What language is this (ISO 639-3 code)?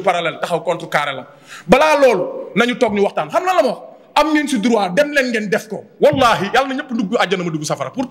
fra